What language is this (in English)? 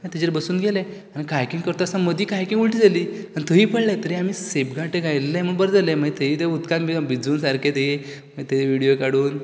Konkani